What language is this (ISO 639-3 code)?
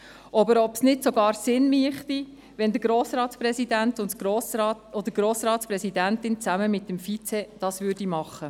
gsw